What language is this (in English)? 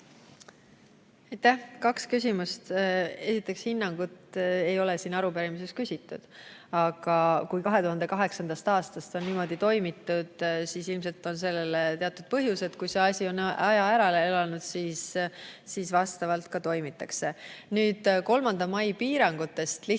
Estonian